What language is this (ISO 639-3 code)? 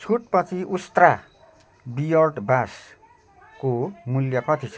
nep